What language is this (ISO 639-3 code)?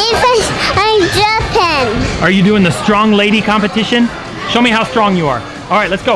eng